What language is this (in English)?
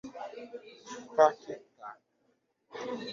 Portuguese